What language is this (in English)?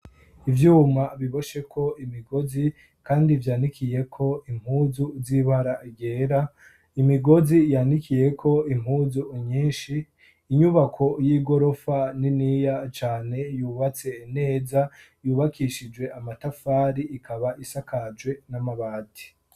Rundi